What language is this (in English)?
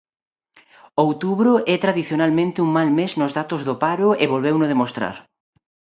Galician